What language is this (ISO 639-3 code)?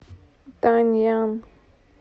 rus